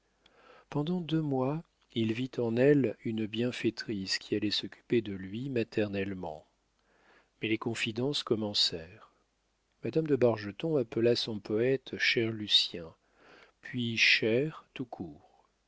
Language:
French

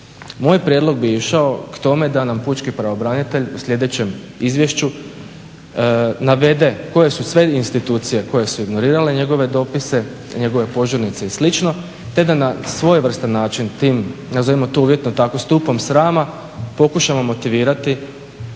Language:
Croatian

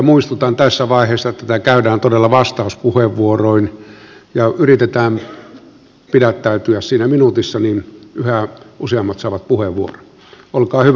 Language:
Finnish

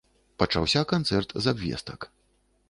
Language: Belarusian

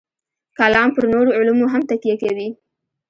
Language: Pashto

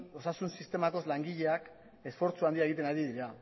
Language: Basque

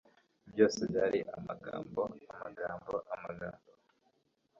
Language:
Kinyarwanda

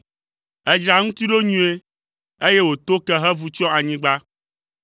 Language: Ewe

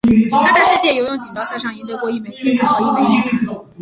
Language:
Chinese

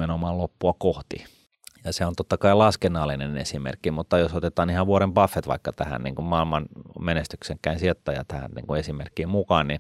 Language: Finnish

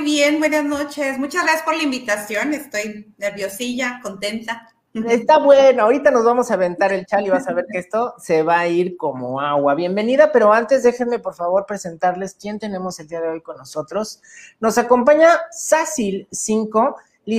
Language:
Spanish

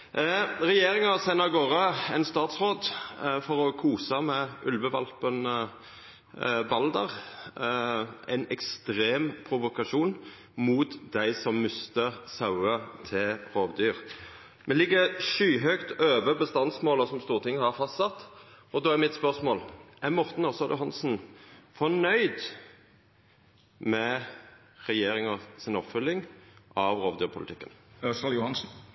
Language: Norwegian Nynorsk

